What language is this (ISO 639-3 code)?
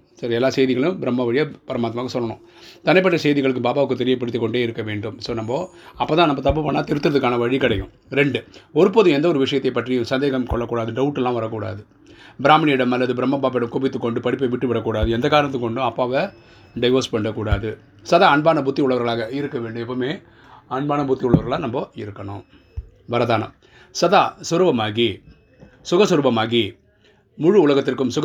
tam